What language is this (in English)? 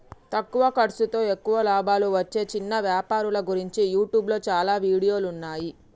Telugu